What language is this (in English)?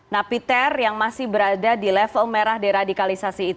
Indonesian